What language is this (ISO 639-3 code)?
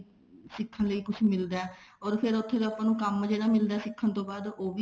pan